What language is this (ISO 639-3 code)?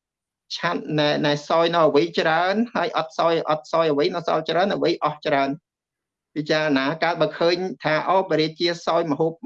vie